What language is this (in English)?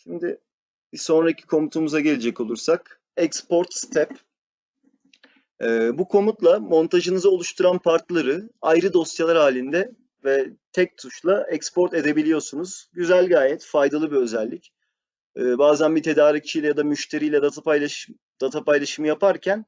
Turkish